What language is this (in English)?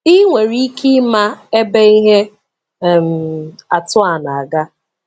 Igbo